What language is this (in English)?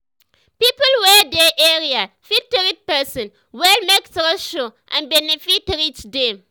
Nigerian Pidgin